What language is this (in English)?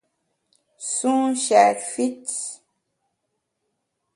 Bamun